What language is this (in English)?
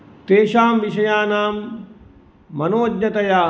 Sanskrit